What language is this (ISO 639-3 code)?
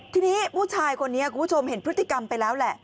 tha